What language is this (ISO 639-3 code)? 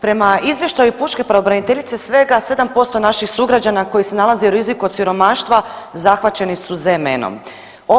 hrv